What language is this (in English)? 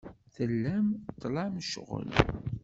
Kabyle